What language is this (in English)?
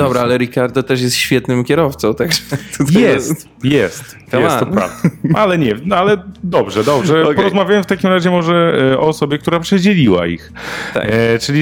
Polish